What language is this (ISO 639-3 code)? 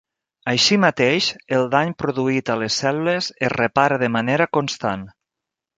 cat